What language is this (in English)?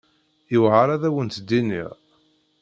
Kabyle